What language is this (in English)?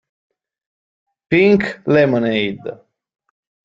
Italian